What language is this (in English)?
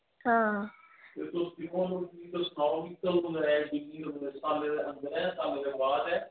Dogri